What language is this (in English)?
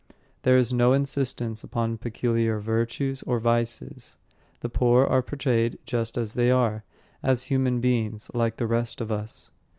English